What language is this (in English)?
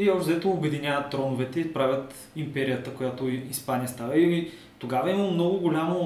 Bulgarian